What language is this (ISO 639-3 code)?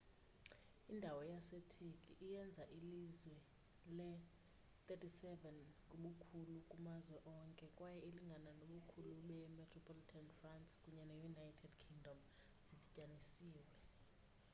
xho